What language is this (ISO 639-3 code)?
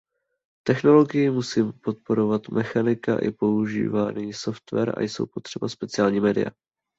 ces